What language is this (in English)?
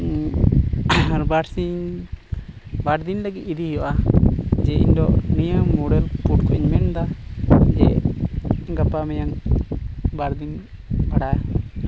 Santali